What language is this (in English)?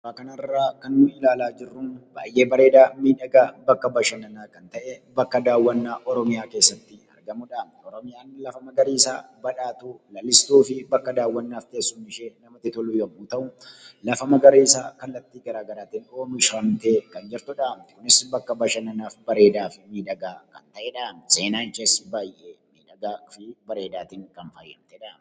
Oromo